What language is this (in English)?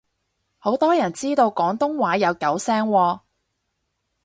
Cantonese